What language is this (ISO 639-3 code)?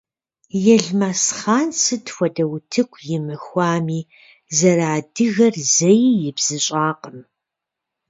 kbd